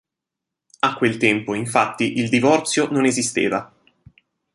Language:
Italian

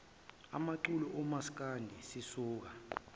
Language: Zulu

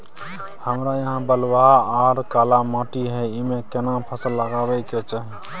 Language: Maithili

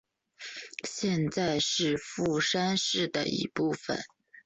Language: Chinese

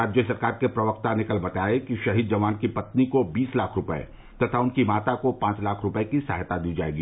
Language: Hindi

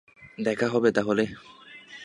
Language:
Bangla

